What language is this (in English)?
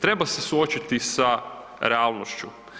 Croatian